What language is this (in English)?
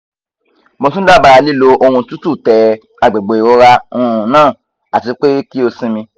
Yoruba